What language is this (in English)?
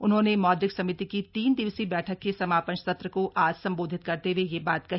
Hindi